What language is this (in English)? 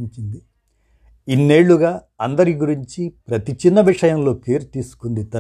Telugu